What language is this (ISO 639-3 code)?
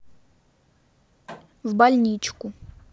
rus